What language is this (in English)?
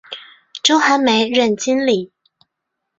Chinese